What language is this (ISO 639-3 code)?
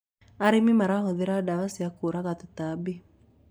kik